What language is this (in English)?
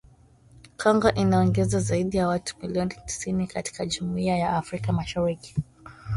Swahili